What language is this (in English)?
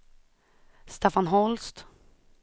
Swedish